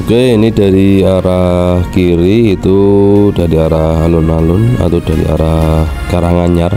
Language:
Indonesian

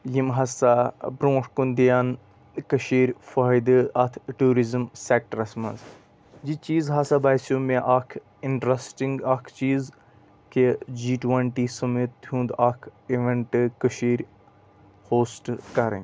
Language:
Kashmiri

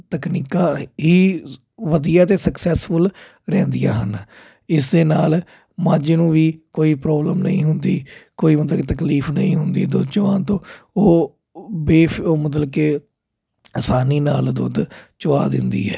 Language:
Punjabi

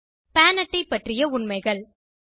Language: Tamil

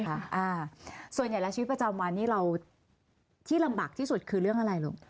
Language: Thai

